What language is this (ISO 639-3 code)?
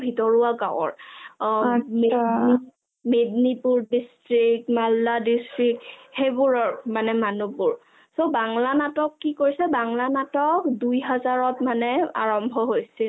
asm